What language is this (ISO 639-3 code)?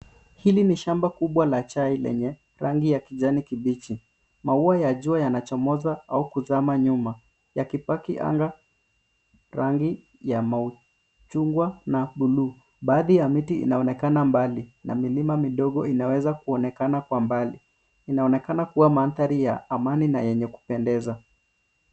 swa